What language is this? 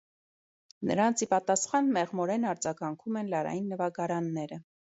Armenian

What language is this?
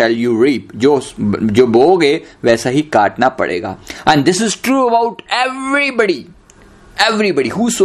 Hindi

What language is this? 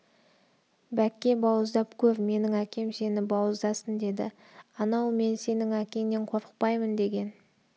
Kazakh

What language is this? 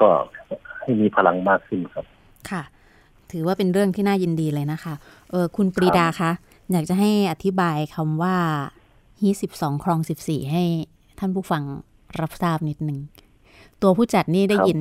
Thai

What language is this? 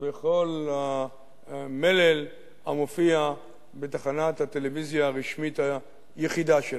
Hebrew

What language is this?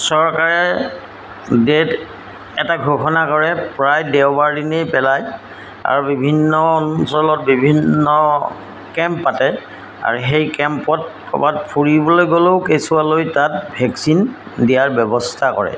Assamese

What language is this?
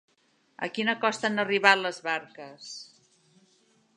Catalan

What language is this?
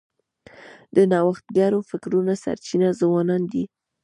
Pashto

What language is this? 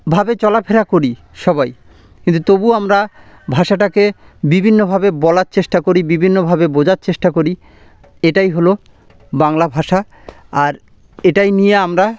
Bangla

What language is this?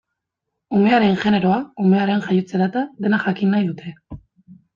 Basque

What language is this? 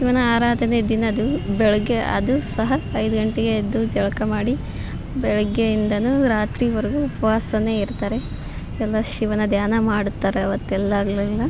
Kannada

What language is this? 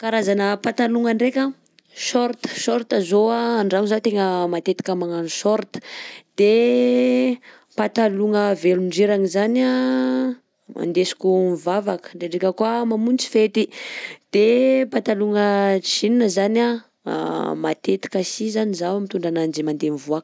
Southern Betsimisaraka Malagasy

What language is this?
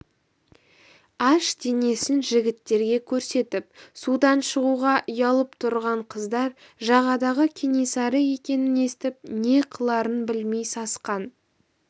Kazakh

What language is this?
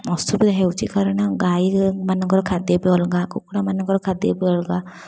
Odia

